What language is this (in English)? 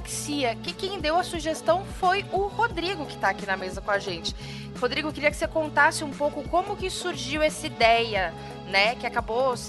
Portuguese